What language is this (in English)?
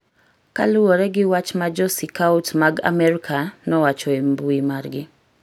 Luo (Kenya and Tanzania)